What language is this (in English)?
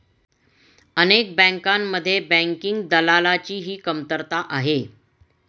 Marathi